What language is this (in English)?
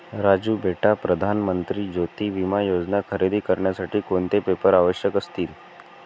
Marathi